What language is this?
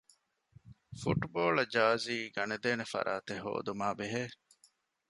Divehi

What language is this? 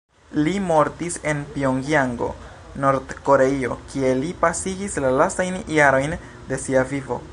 Esperanto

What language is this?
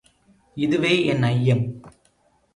Tamil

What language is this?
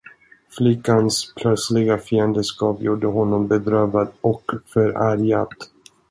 Swedish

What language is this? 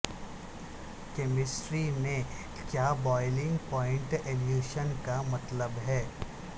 Urdu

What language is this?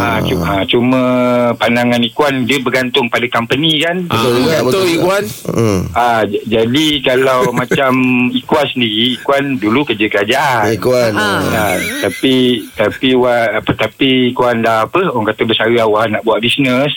Malay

